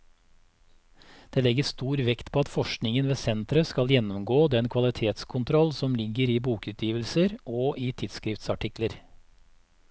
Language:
Norwegian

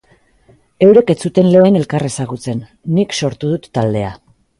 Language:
Basque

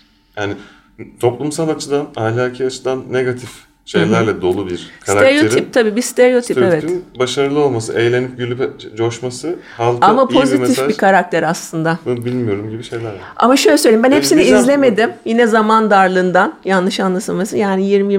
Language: Turkish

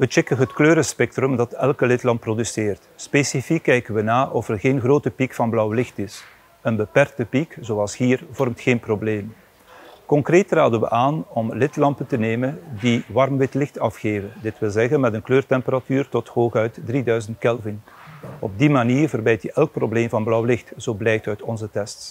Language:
Dutch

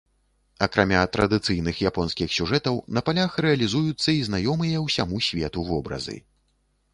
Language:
Belarusian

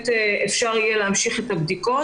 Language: Hebrew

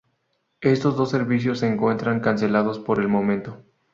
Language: Spanish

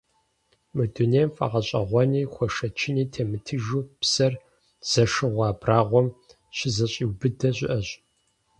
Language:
Kabardian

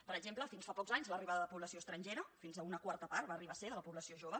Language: Catalan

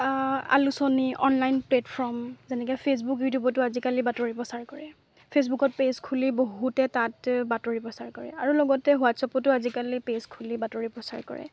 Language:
Assamese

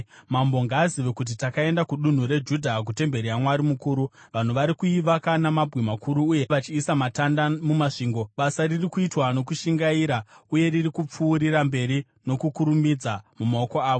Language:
Shona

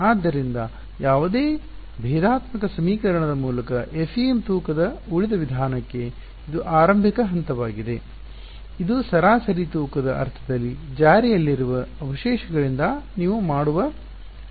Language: Kannada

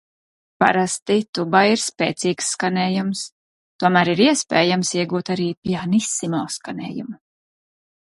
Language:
Latvian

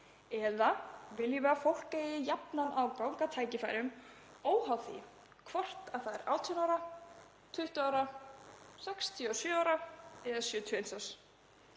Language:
Icelandic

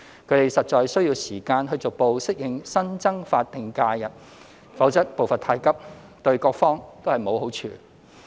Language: Cantonese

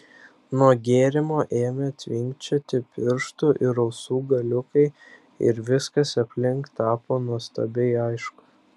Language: Lithuanian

